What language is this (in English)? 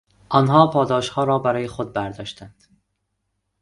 Persian